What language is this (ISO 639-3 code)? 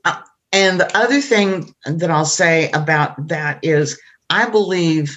eng